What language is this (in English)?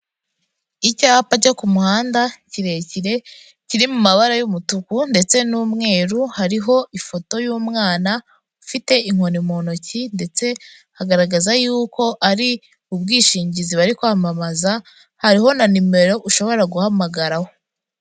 Kinyarwanda